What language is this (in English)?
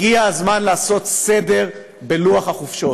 Hebrew